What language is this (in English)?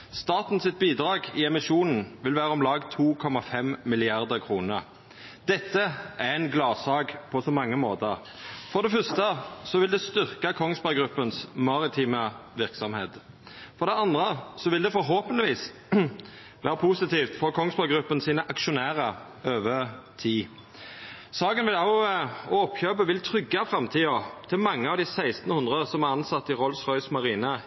Norwegian Nynorsk